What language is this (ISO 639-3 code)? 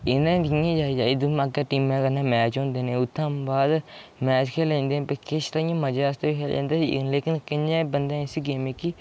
doi